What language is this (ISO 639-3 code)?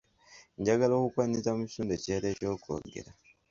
lug